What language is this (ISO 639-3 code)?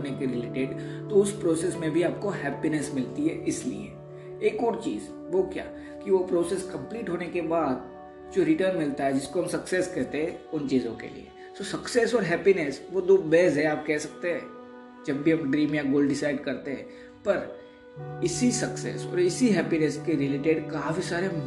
hin